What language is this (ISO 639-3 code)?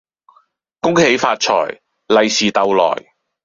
yue